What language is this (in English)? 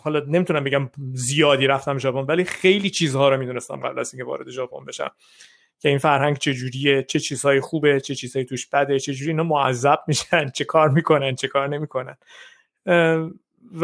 Persian